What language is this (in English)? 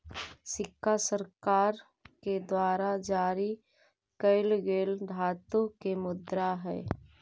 Magahi